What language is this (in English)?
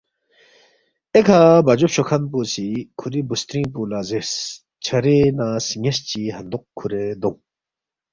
Balti